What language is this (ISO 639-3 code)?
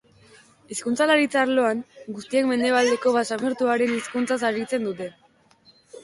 eus